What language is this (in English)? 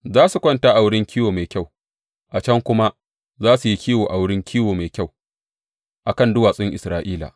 Hausa